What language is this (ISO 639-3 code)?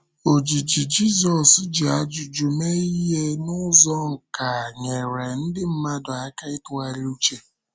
ibo